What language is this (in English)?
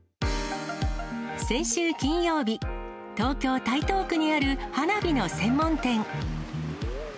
Japanese